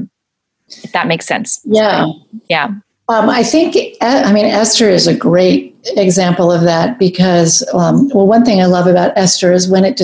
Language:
English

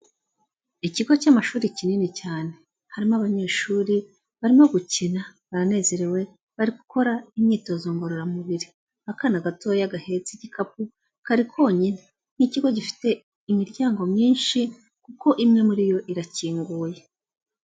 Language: Kinyarwanda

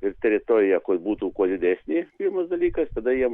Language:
Lithuanian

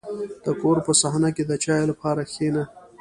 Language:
Pashto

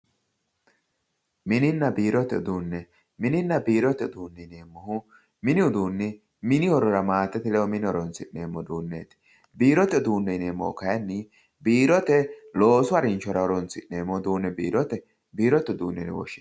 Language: Sidamo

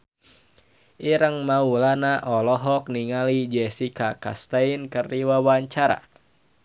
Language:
Sundanese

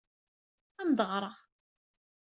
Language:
Kabyle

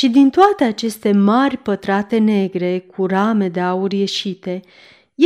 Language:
Romanian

